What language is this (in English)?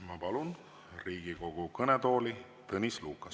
Estonian